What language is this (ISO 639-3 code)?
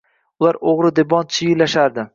uzb